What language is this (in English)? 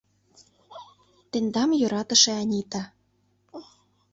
Mari